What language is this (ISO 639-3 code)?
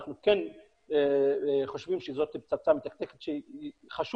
heb